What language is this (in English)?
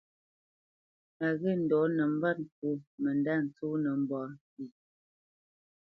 Bamenyam